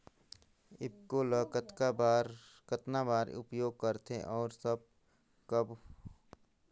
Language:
Chhattisgarhi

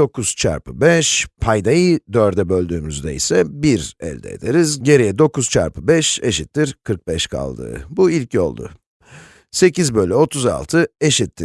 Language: Turkish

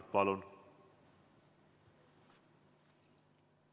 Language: Estonian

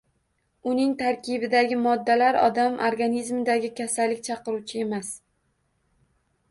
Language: Uzbek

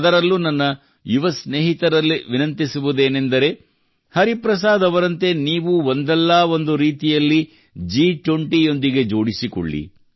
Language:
Kannada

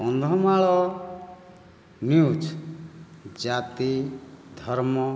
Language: Odia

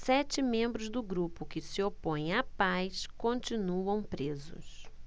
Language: Portuguese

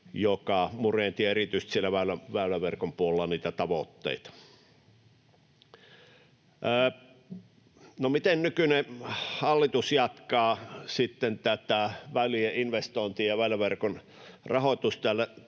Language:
Finnish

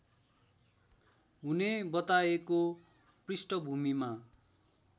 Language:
Nepali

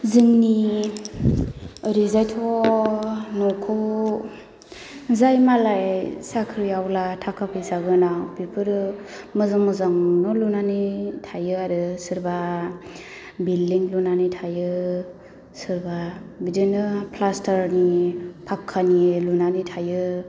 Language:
Bodo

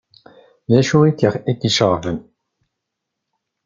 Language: Kabyle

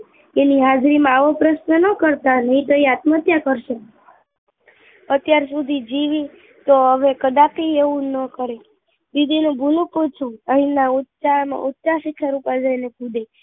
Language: Gujarati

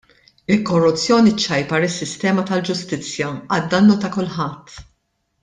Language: Maltese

